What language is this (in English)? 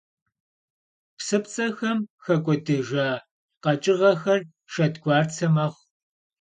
Kabardian